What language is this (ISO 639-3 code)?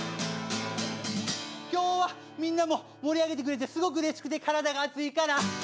jpn